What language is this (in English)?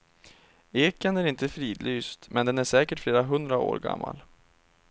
Swedish